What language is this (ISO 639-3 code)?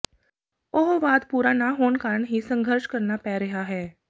pan